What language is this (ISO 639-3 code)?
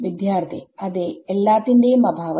mal